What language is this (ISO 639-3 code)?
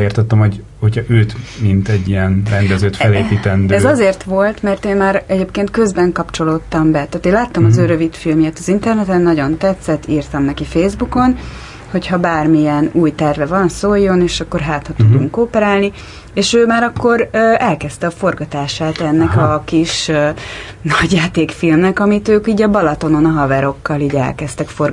hun